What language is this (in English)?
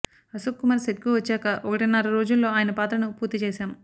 Telugu